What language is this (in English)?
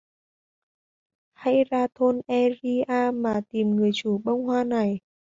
Vietnamese